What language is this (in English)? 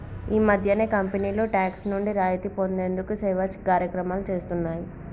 Telugu